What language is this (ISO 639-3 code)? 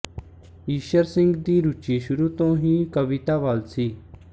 pan